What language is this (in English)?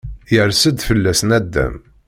Kabyle